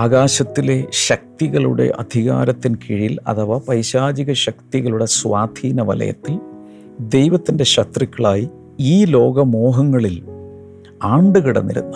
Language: Malayalam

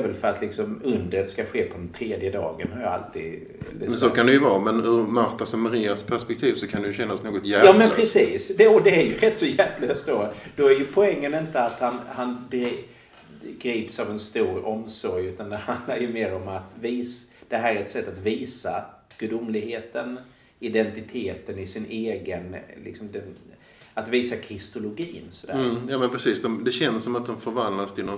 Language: Swedish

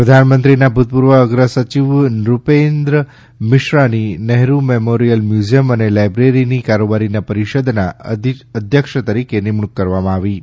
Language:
Gujarati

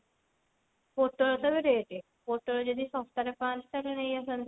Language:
Odia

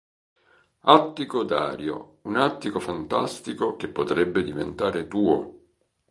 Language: Italian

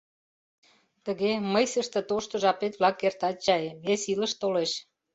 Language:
Mari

